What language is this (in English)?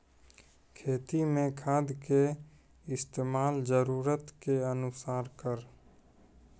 Maithili